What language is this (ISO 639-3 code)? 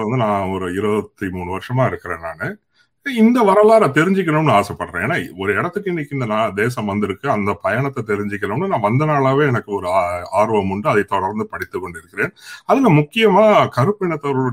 tam